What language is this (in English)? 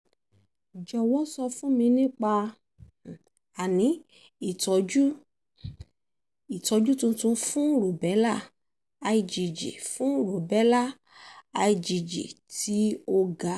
Yoruba